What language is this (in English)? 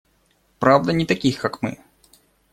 Russian